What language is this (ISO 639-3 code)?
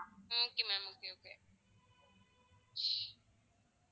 tam